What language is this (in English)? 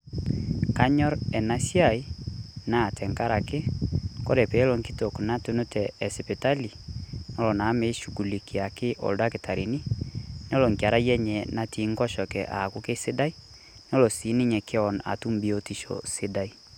Masai